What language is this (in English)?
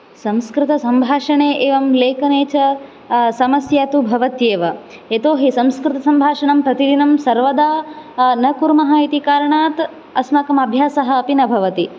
Sanskrit